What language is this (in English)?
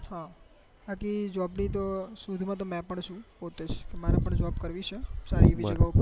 Gujarati